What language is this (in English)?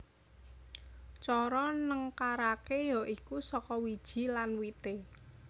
Javanese